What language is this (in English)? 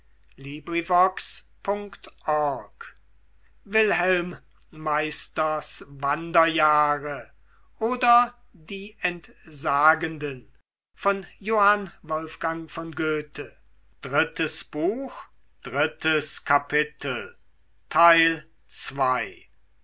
German